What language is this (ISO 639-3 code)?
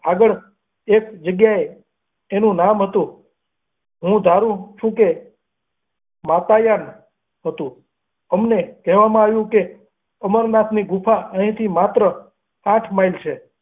guj